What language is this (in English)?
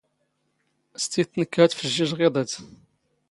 Standard Moroccan Tamazight